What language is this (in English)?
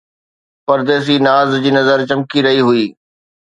Sindhi